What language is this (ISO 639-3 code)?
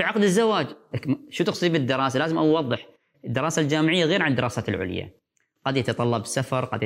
ara